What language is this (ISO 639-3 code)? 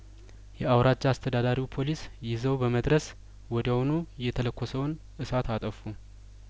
amh